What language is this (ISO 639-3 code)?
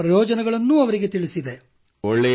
kan